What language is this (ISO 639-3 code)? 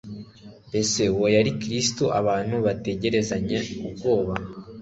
kin